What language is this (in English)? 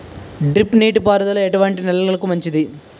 Telugu